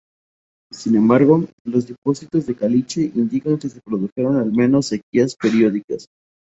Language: Spanish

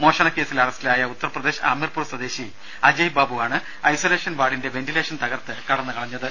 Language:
Malayalam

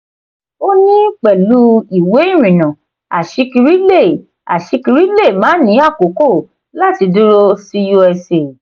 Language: Yoruba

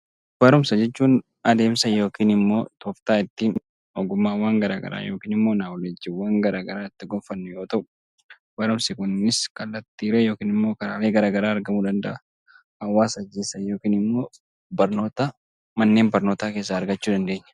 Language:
Oromo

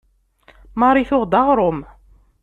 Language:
Kabyle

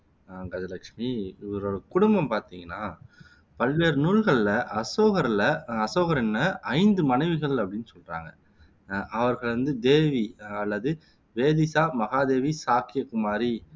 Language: Tamil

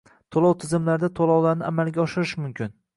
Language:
Uzbek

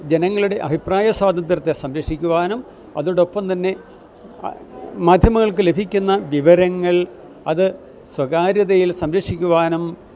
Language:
Malayalam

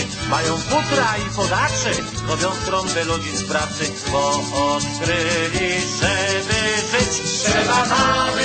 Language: Polish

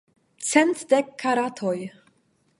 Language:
Esperanto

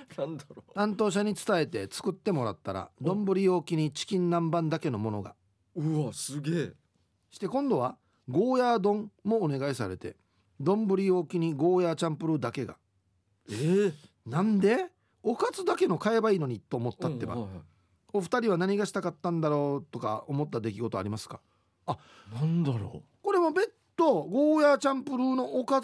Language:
Japanese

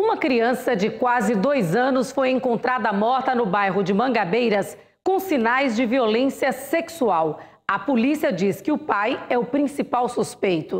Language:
Portuguese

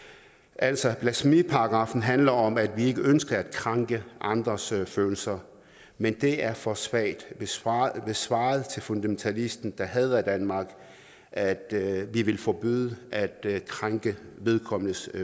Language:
Danish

